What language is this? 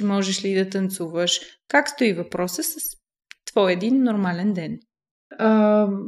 Bulgarian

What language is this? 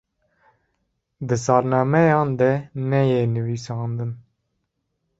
Kurdish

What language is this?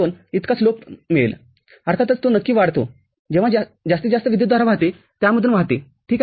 Marathi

